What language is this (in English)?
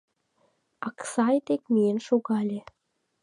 Mari